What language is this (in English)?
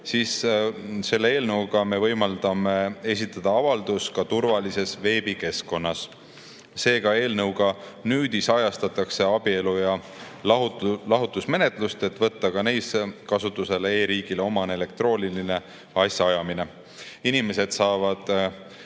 Estonian